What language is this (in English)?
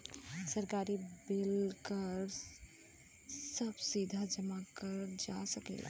Bhojpuri